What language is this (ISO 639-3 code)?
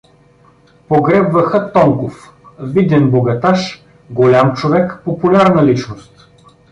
bul